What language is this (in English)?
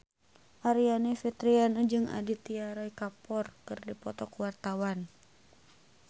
Sundanese